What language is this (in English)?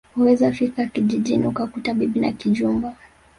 Swahili